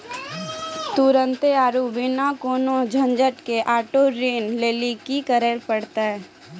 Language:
Maithili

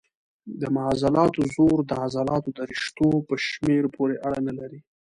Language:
Pashto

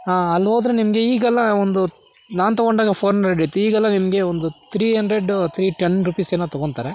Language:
Kannada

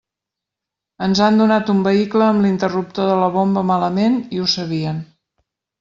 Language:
Catalan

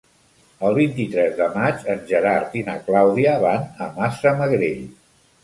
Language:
Catalan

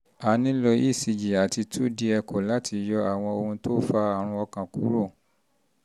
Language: Yoruba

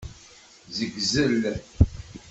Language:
Kabyle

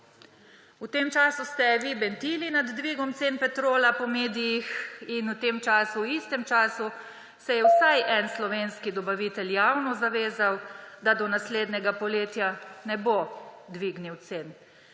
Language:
Slovenian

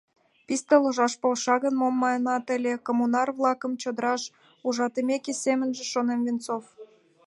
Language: Mari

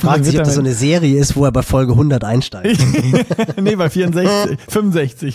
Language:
German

